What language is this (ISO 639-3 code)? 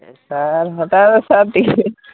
ori